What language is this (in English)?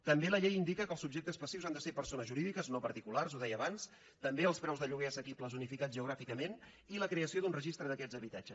Catalan